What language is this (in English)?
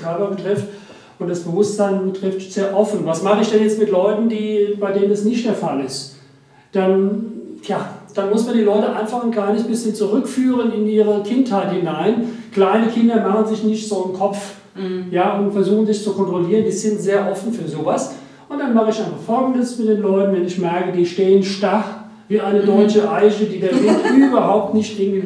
German